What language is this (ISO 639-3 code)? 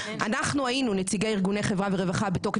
heb